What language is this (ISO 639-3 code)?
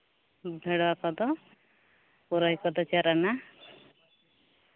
sat